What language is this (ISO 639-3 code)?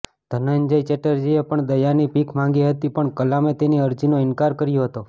guj